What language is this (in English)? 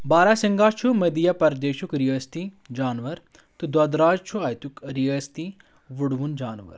Kashmiri